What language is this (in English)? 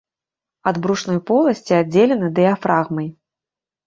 Belarusian